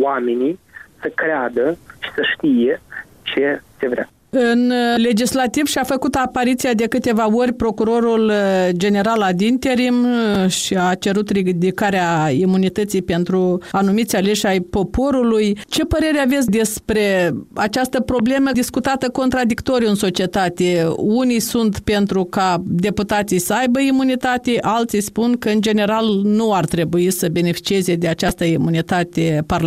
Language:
Romanian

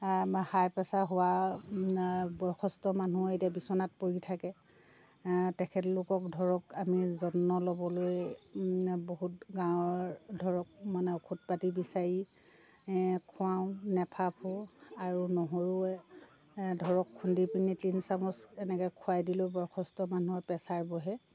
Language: Assamese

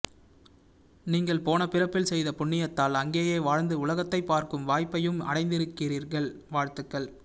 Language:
Tamil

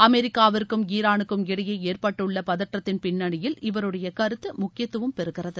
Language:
Tamil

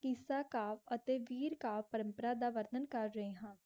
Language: Punjabi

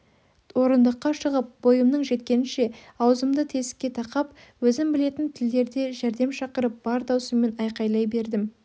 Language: Kazakh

